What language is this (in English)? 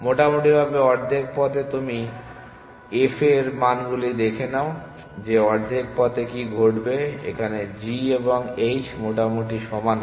Bangla